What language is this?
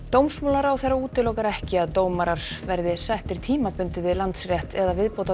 Icelandic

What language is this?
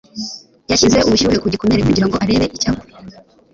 Kinyarwanda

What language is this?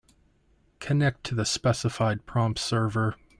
English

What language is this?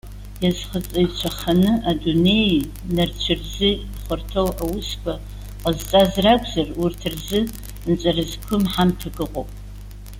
Abkhazian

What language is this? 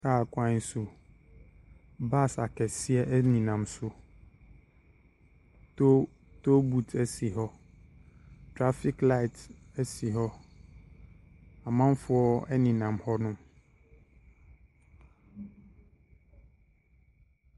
Akan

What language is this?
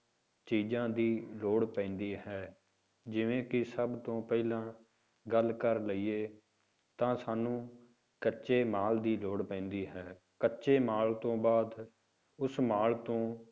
Punjabi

